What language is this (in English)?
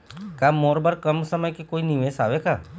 Chhattisgarhi